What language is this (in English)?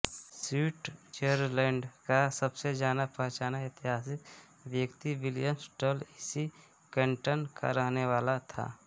Hindi